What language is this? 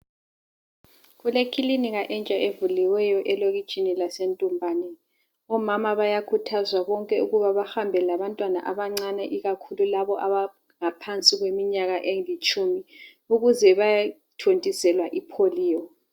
North Ndebele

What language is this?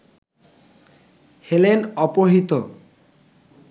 Bangla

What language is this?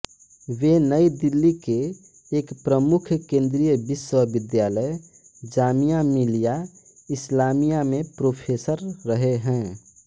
Hindi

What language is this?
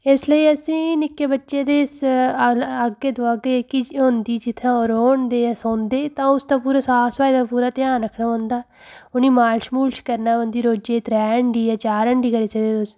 Dogri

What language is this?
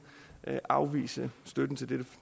Danish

